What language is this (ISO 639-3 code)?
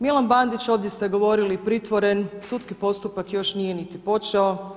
hrv